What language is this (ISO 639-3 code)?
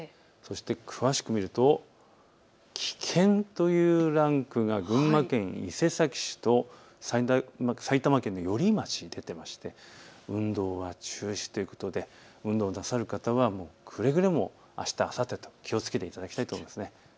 jpn